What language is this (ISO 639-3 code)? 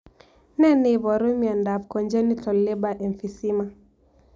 kln